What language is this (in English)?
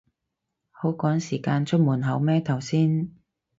Cantonese